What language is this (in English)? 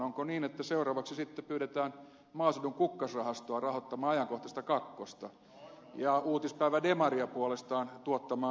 Finnish